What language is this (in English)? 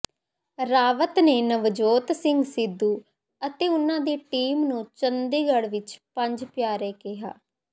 Punjabi